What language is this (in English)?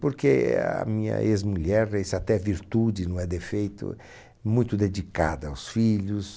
Portuguese